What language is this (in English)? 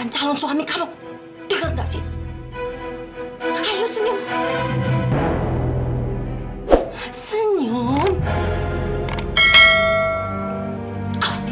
Indonesian